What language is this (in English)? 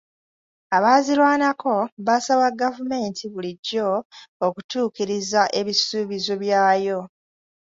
Ganda